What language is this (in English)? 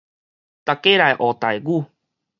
Min Nan Chinese